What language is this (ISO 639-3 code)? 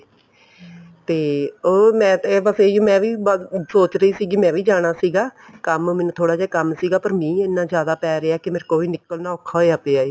pan